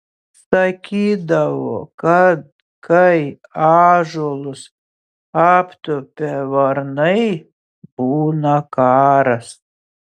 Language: Lithuanian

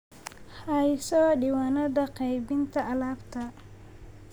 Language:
Somali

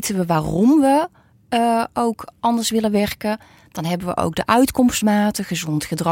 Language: Dutch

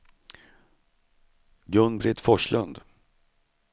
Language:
Swedish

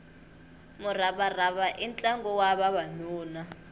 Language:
Tsonga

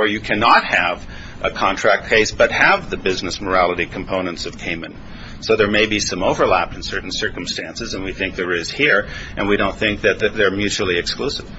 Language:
English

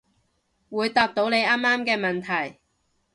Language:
Cantonese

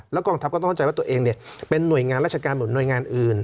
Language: Thai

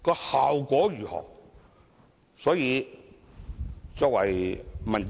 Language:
Cantonese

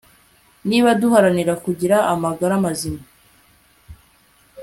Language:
Kinyarwanda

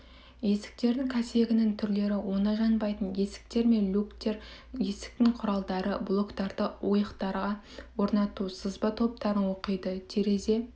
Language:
Kazakh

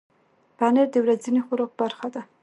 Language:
Pashto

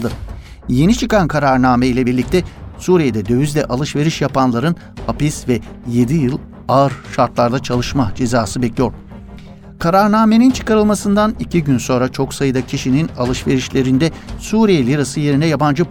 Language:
Turkish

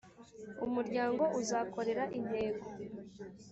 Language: Kinyarwanda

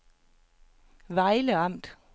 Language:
Danish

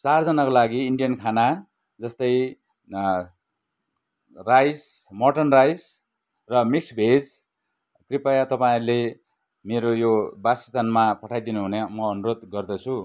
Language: Nepali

